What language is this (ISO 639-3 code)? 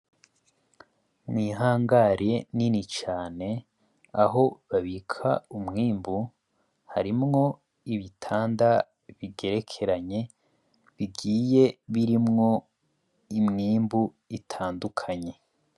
run